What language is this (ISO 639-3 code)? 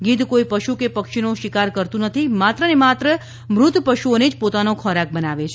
guj